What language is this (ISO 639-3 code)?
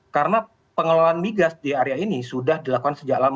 ind